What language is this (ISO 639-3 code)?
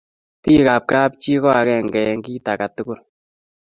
kln